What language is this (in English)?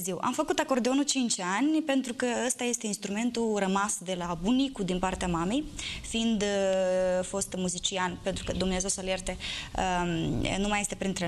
Romanian